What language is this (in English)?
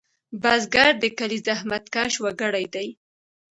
Pashto